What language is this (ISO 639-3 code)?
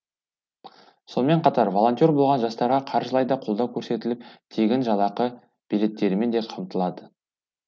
kaz